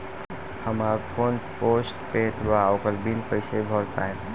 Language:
Bhojpuri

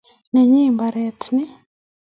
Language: Kalenjin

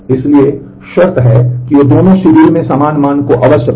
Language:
Hindi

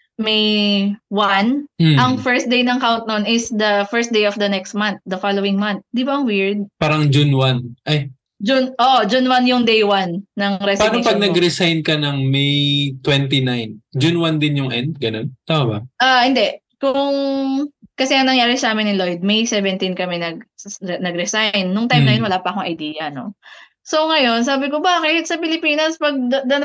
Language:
Filipino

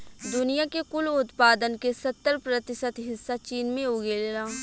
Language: Bhojpuri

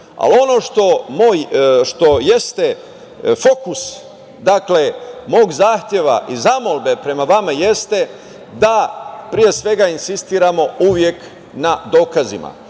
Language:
Serbian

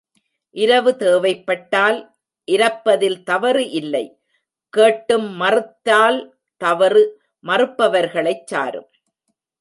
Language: Tamil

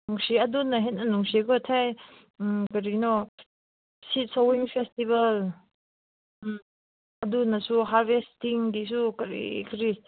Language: Manipuri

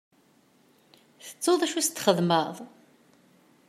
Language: Kabyle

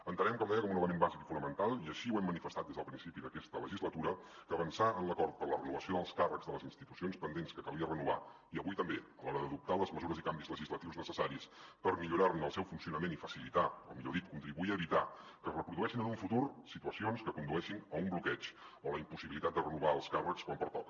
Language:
Catalan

